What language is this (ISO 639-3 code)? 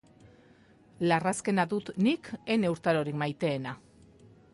eus